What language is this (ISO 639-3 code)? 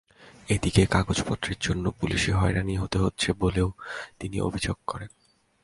ben